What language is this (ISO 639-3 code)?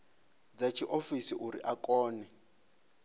ven